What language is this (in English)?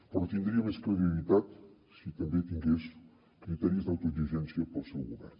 Catalan